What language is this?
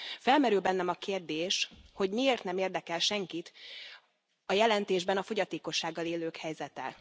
Hungarian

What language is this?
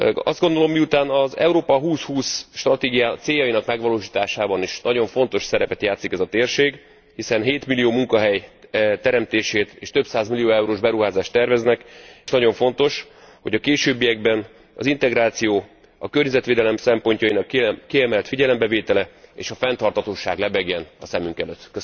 Hungarian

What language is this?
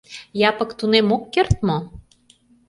Mari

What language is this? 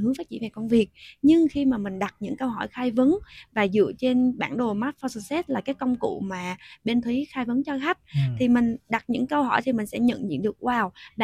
Vietnamese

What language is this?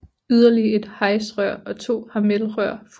Danish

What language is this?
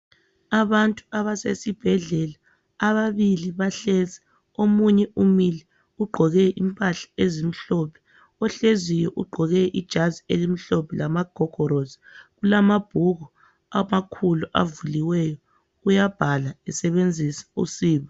North Ndebele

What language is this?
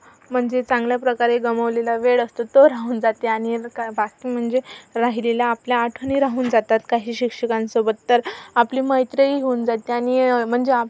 Marathi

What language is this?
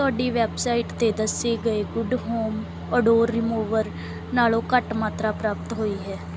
Punjabi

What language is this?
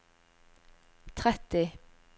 Norwegian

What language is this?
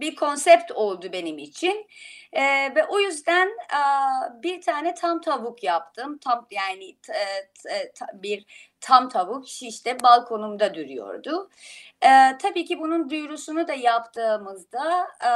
Turkish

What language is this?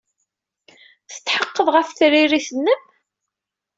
Kabyle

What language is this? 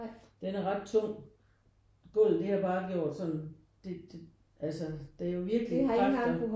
Danish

